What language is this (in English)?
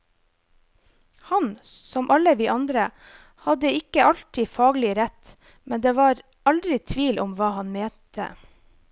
Norwegian